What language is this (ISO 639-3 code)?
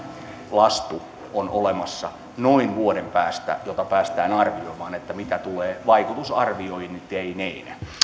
fin